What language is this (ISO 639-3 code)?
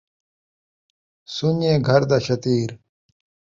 skr